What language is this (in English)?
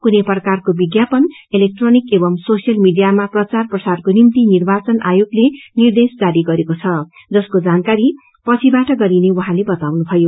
Nepali